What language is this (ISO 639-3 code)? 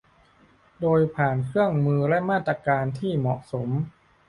tha